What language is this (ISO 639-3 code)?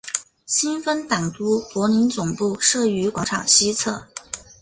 zho